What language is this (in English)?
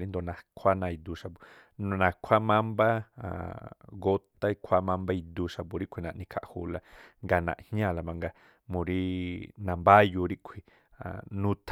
Tlacoapa Me'phaa